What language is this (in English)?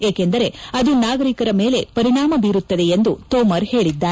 Kannada